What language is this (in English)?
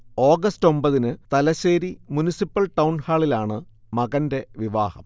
Malayalam